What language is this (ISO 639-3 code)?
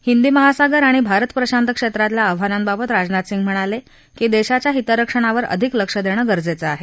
mar